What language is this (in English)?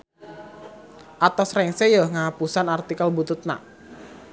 Sundanese